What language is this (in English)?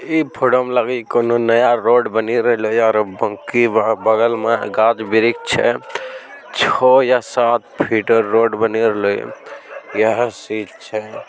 Magahi